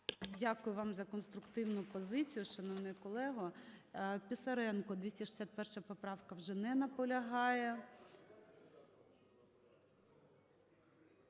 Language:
Ukrainian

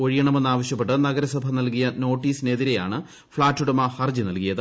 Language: Malayalam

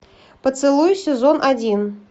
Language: Russian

